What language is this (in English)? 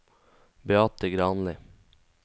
Norwegian